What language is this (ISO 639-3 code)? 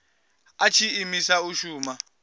ven